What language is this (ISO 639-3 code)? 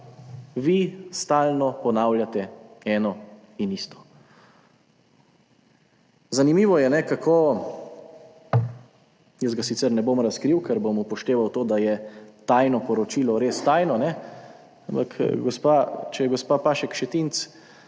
slv